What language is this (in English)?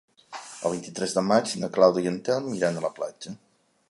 Catalan